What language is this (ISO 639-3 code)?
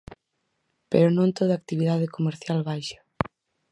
glg